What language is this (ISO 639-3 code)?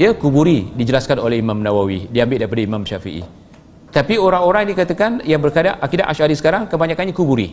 msa